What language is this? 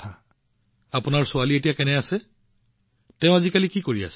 Assamese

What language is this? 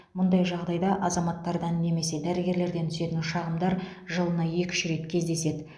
Kazakh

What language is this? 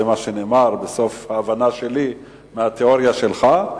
Hebrew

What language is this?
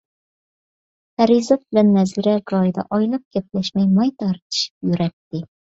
Uyghur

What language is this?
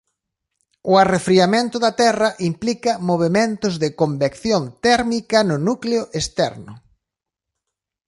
Galician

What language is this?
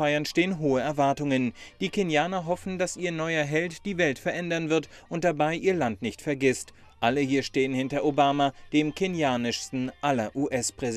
German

